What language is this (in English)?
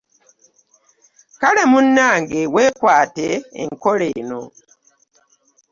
Ganda